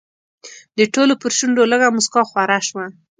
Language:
Pashto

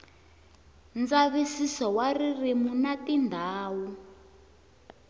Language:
Tsonga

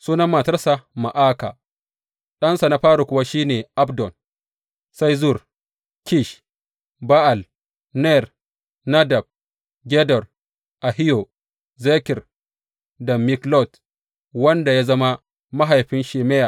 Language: Hausa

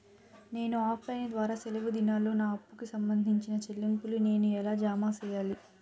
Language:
Telugu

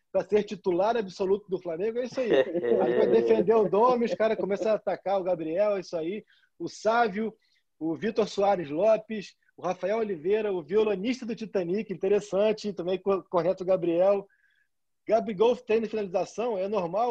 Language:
Portuguese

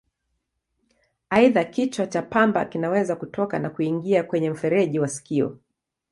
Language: Swahili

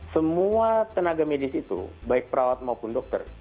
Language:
Indonesian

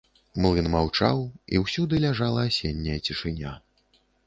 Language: Belarusian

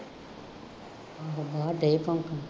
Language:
Punjabi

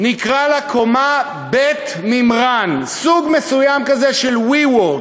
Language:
Hebrew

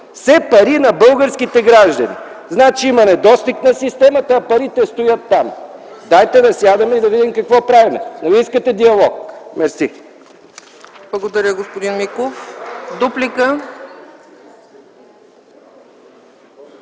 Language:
Bulgarian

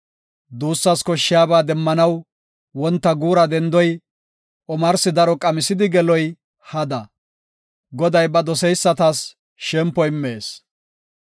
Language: Gofa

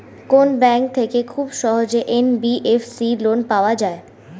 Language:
Bangla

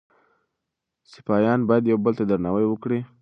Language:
Pashto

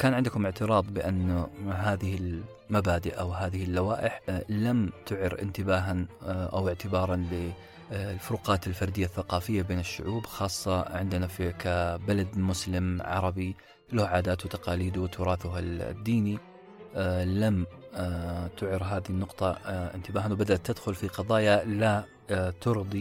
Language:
Arabic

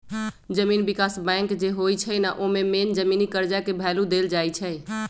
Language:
Magahi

